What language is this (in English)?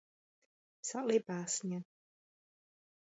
Czech